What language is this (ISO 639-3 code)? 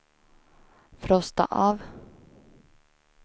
swe